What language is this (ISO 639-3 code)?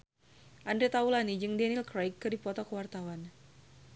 sun